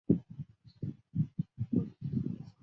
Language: Chinese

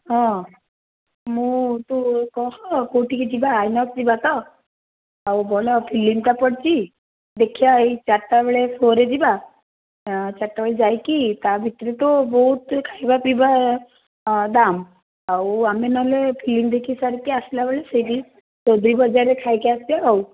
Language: Odia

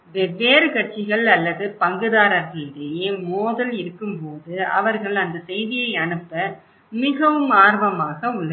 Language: Tamil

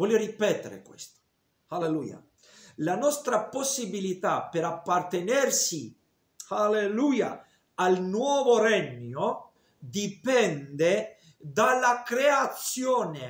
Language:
Italian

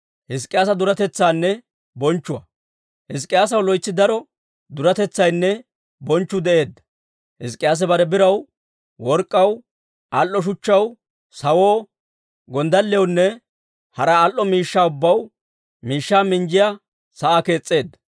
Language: Dawro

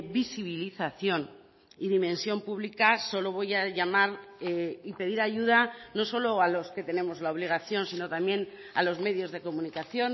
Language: Spanish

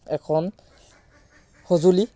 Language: Assamese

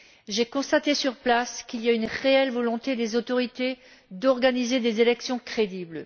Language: French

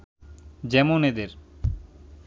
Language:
Bangla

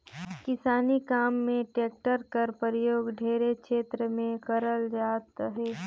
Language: Chhattisgarhi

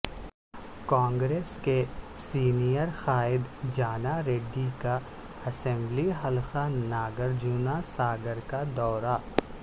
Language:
Urdu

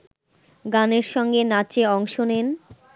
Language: Bangla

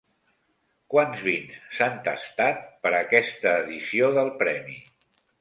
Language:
Catalan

